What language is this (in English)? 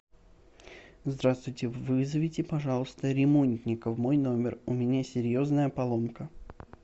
Russian